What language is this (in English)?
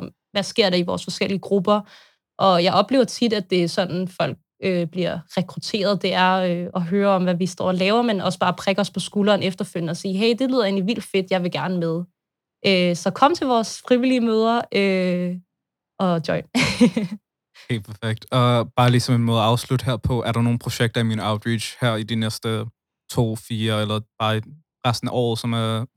Danish